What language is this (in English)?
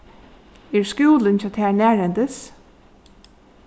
Faroese